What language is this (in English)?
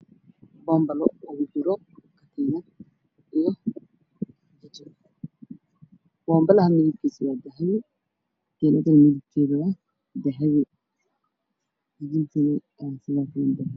Somali